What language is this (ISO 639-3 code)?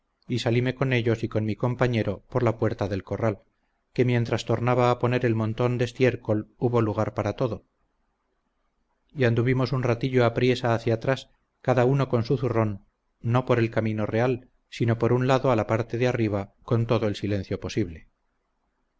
spa